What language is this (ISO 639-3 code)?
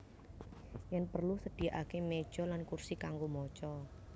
jav